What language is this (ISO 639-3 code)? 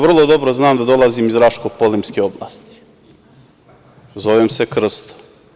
srp